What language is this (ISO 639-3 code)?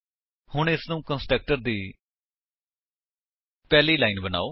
pan